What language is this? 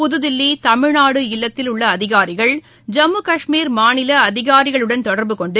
Tamil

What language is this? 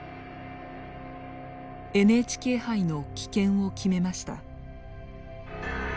Japanese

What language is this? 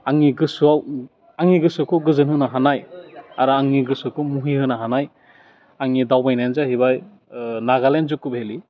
Bodo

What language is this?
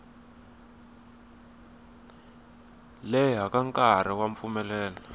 Tsonga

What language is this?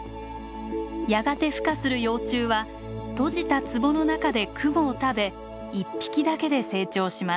Japanese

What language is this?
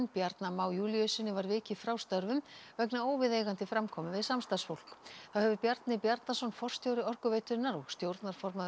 Icelandic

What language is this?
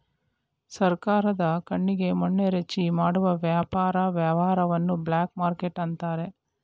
Kannada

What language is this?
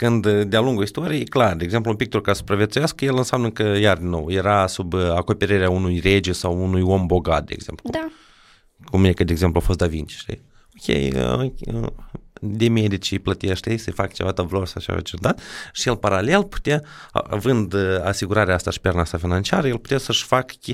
Romanian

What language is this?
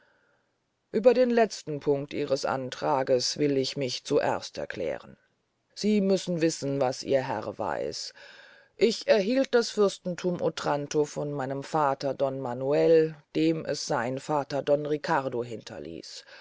German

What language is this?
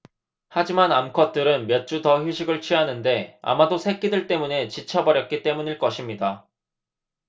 Korean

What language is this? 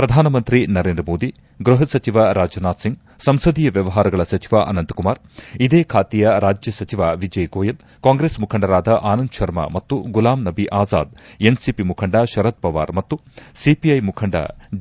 Kannada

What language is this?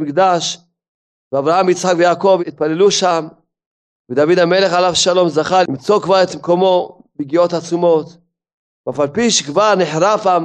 Hebrew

